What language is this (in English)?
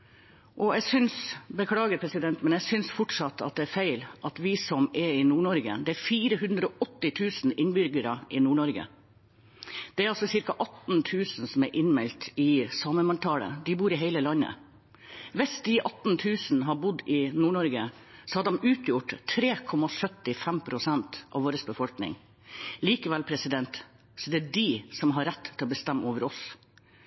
Norwegian Bokmål